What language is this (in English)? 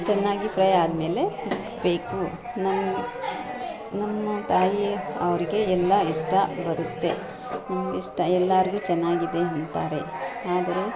Kannada